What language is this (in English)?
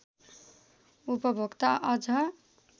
Nepali